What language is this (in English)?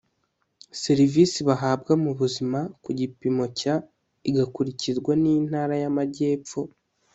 Kinyarwanda